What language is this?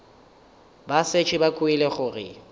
Northern Sotho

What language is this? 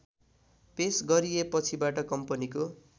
Nepali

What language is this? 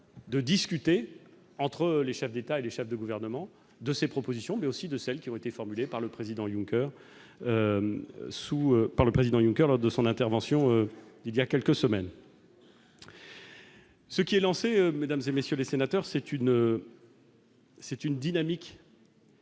French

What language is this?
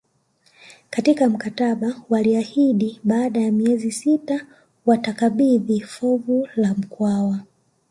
Swahili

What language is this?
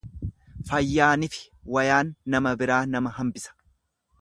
Oromo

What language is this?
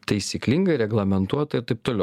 Lithuanian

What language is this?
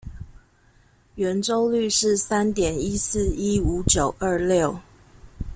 Chinese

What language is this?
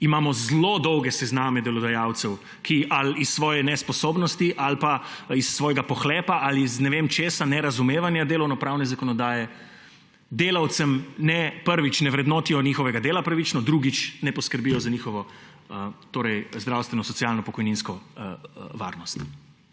Slovenian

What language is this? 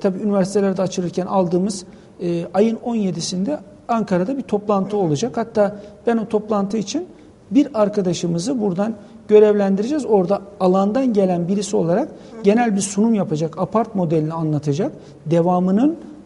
Turkish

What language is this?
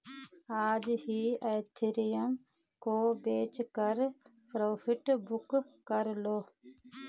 Hindi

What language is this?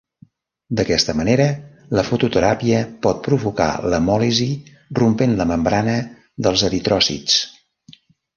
Catalan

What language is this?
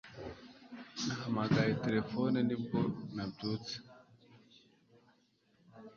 Kinyarwanda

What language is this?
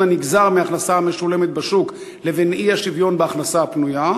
Hebrew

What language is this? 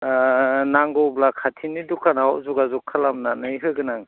Bodo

